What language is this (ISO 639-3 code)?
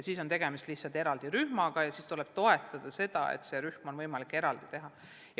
est